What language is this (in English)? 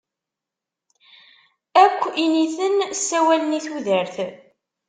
Kabyle